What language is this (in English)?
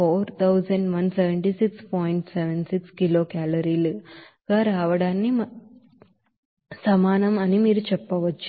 Telugu